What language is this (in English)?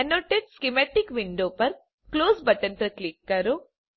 Gujarati